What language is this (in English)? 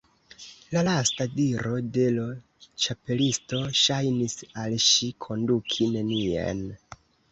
Esperanto